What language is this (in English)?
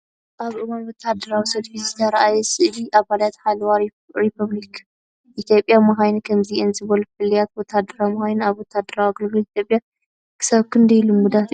Tigrinya